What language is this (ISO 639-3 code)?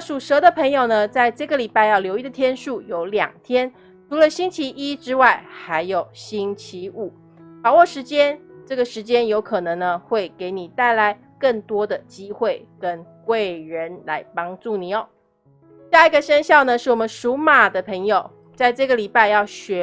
zho